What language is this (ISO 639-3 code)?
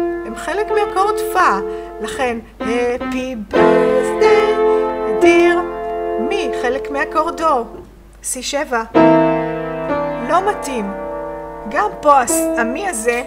heb